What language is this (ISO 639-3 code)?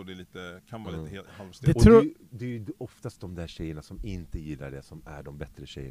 swe